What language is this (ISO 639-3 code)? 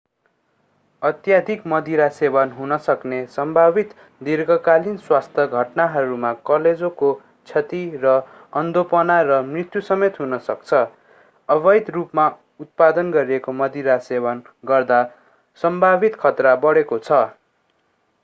nep